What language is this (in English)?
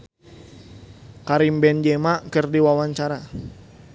Sundanese